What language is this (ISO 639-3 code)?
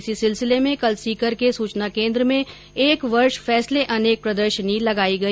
hin